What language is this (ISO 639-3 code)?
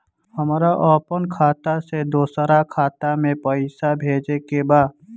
bho